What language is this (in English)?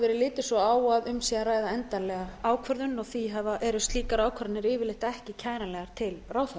Icelandic